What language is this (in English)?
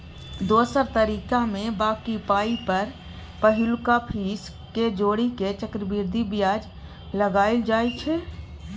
Maithili